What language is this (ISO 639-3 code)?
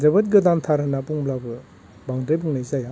brx